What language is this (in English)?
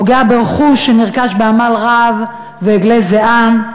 Hebrew